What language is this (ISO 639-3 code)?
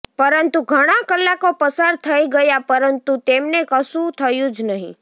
guj